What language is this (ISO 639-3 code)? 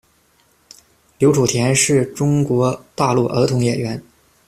zho